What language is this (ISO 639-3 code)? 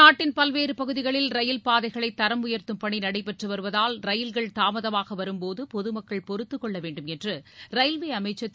tam